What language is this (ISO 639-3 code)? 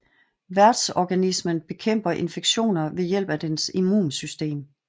dan